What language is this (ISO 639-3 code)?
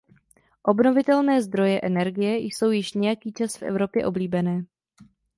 ces